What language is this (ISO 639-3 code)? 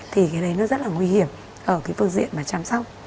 vie